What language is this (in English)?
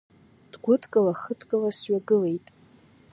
Abkhazian